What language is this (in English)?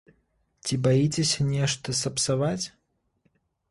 Belarusian